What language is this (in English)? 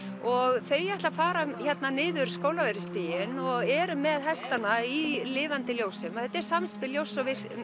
Icelandic